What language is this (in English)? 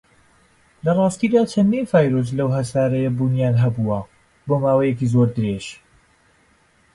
Central Kurdish